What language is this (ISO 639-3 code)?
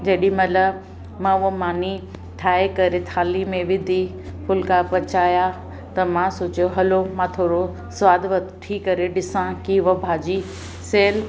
snd